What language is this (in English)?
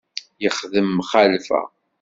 Kabyle